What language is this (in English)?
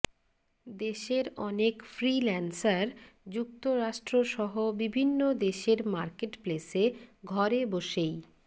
Bangla